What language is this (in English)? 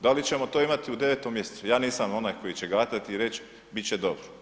Croatian